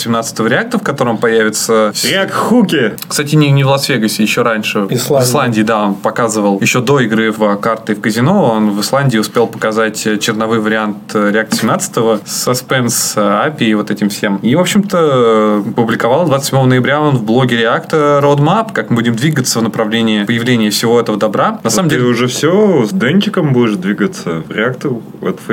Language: Russian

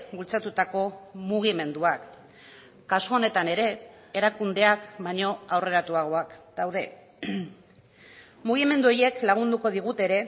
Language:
Basque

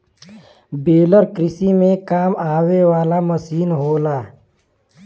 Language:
Bhojpuri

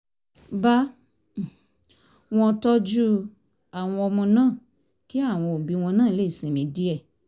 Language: Yoruba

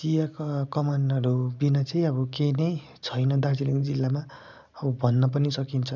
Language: Nepali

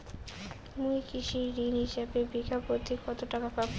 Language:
Bangla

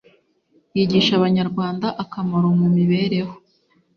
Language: Kinyarwanda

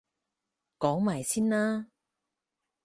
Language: Cantonese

